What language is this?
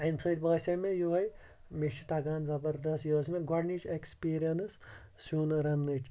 Kashmiri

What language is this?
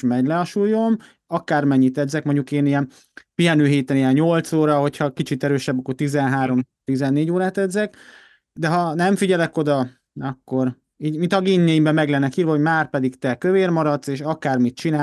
Hungarian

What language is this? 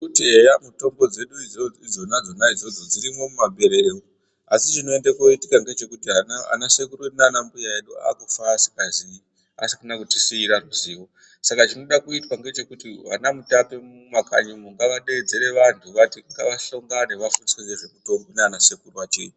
Ndau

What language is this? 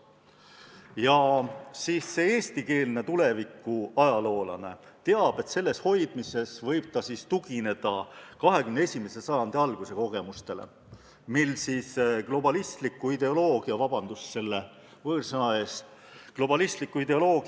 Estonian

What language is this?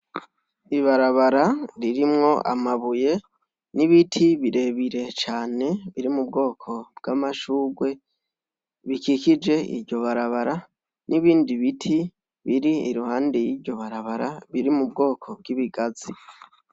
Rundi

